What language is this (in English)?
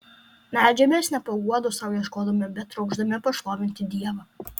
Lithuanian